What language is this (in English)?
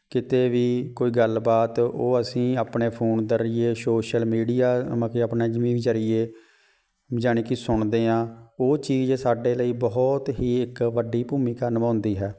Punjabi